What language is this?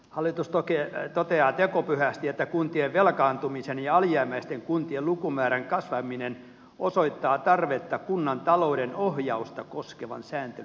Finnish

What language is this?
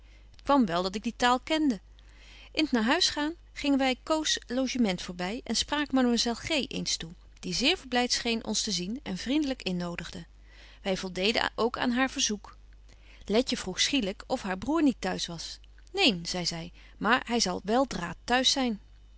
Dutch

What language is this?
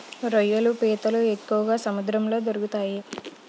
Telugu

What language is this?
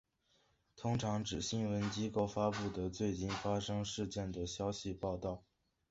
Chinese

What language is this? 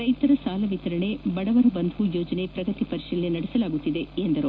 Kannada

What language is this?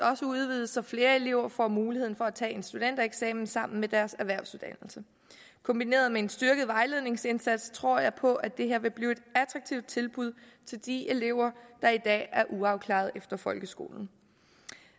Danish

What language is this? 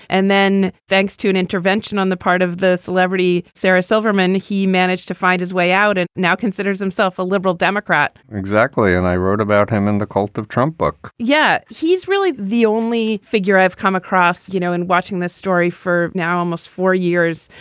English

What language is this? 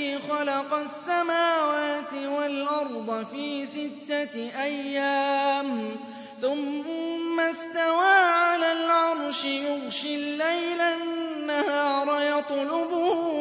Arabic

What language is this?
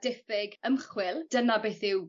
Welsh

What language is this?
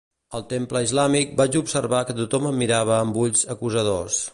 Catalan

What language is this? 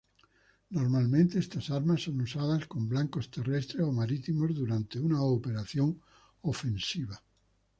Spanish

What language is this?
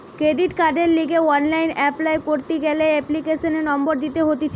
Bangla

